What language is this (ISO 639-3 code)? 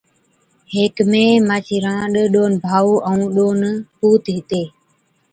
odk